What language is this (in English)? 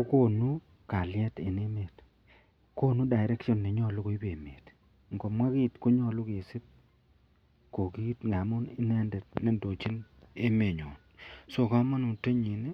Kalenjin